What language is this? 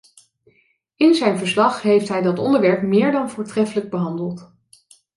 Dutch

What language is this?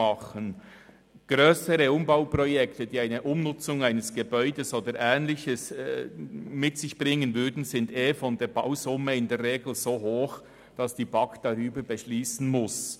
Swiss German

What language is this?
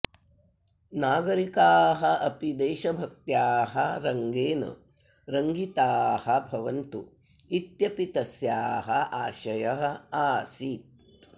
Sanskrit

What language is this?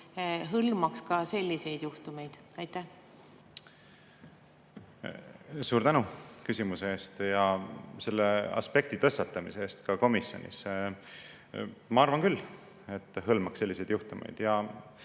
Estonian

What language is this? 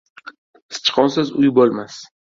Uzbek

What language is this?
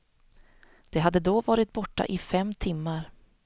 Swedish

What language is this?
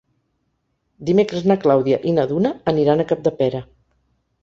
Catalan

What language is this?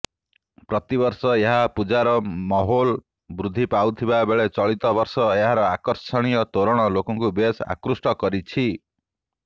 Odia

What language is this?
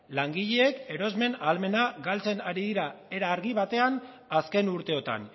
Basque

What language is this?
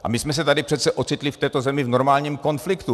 Czech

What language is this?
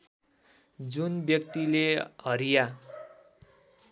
Nepali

